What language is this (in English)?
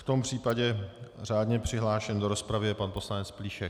Czech